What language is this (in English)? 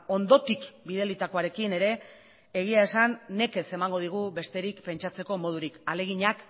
Basque